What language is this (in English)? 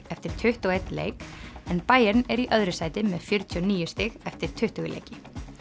Icelandic